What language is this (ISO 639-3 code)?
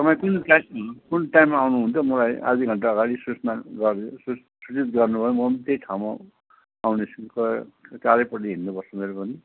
nep